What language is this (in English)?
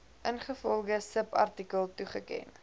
Afrikaans